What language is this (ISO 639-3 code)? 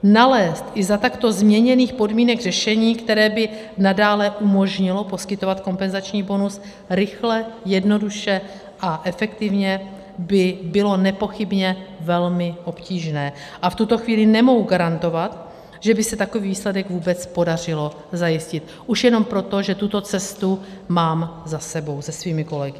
ces